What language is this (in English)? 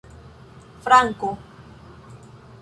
Esperanto